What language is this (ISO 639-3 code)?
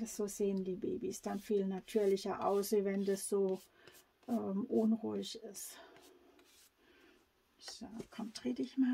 deu